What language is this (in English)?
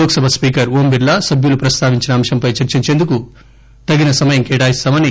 Telugu